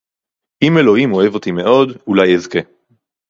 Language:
Hebrew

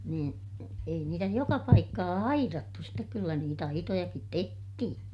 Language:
Finnish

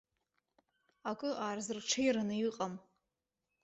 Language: Abkhazian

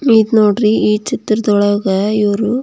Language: Kannada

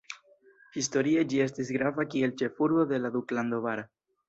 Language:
Esperanto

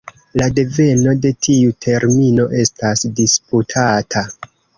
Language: Esperanto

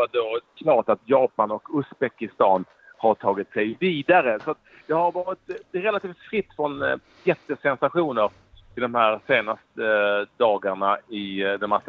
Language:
Swedish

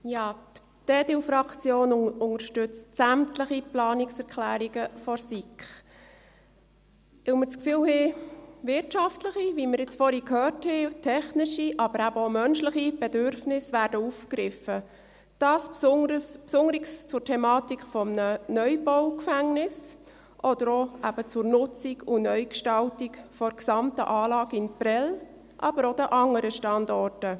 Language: Swiss German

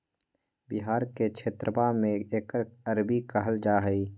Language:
Magahi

